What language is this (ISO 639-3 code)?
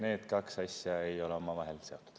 est